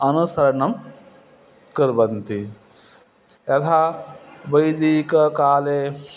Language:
Sanskrit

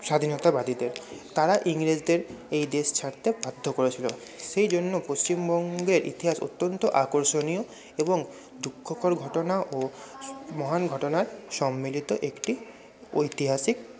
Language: Bangla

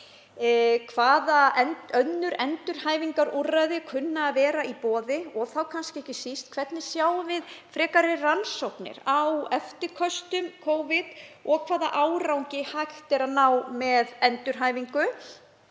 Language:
Icelandic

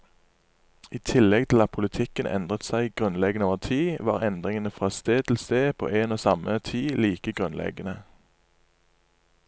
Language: Norwegian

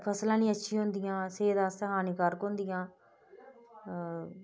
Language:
Dogri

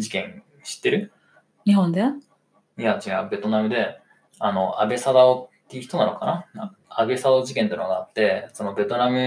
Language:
Japanese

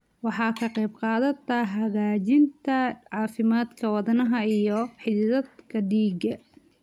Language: Somali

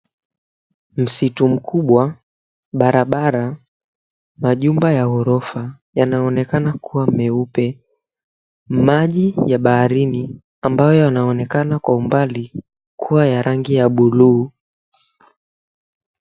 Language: Swahili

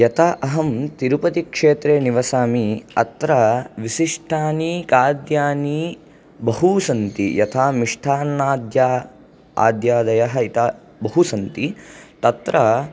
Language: Sanskrit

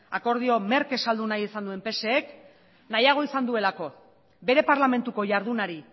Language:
Basque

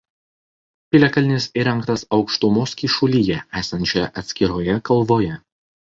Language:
Lithuanian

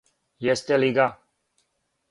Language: Serbian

